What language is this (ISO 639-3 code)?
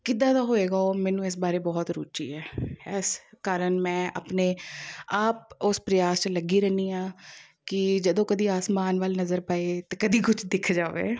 pan